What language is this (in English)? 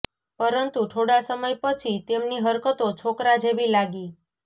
Gujarati